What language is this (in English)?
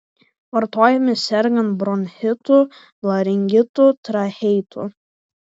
Lithuanian